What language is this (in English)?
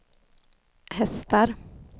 Swedish